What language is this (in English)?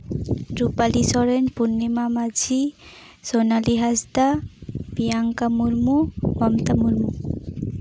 Santali